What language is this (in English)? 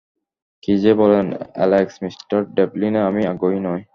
Bangla